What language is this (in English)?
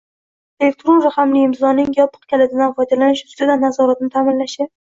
Uzbek